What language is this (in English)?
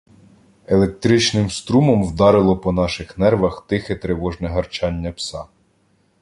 Ukrainian